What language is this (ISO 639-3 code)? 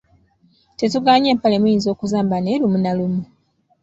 lug